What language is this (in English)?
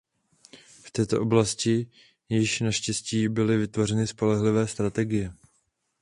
Czech